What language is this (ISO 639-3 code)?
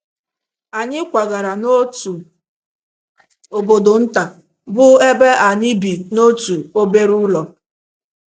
ibo